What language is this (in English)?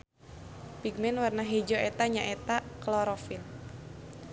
Sundanese